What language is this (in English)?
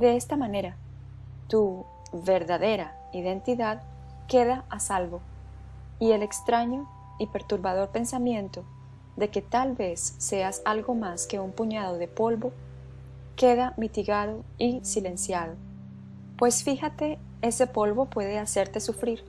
Spanish